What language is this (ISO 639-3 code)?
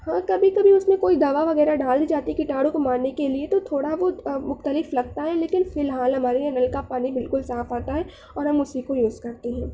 urd